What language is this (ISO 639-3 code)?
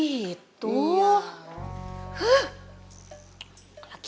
ind